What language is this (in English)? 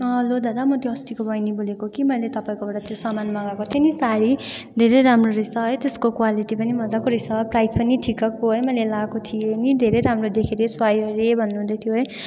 Nepali